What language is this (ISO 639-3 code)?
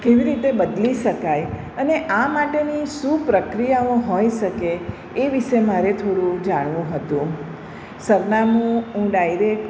guj